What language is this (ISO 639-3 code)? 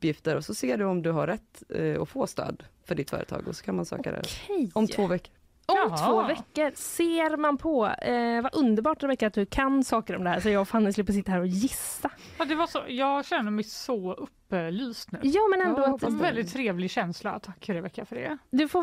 swe